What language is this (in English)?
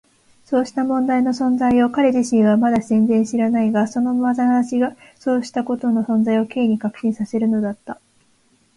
Japanese